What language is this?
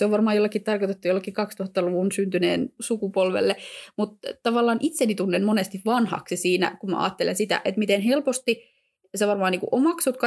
Finnish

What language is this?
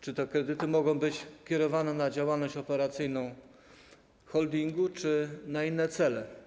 Polish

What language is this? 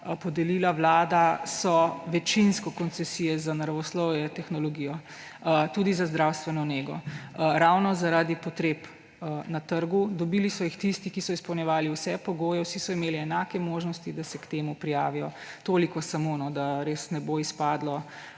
Slovenian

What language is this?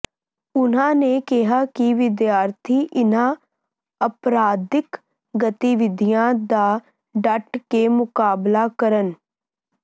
Punjabi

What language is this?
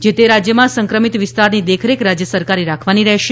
Gujarati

